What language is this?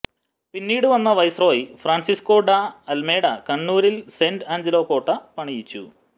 Malayalam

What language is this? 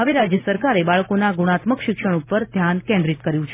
Gujarati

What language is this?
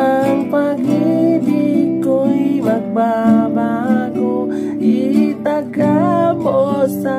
Indonesian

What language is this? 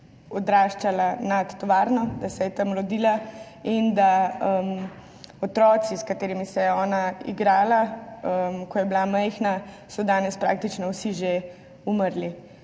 Slovenian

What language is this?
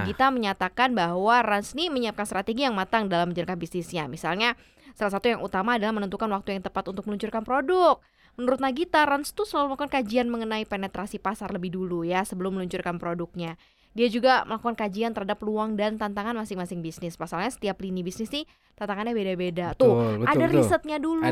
Indonesian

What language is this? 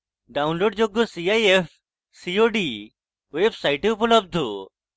Bangla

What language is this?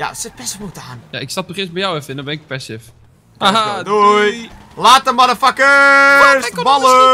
Dutch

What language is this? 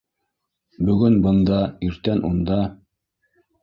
Bashkir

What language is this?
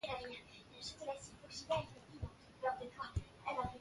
Bafia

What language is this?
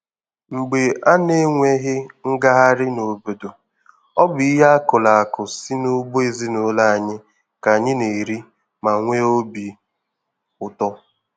Igbo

